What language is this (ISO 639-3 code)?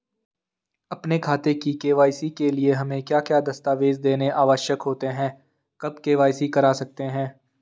hin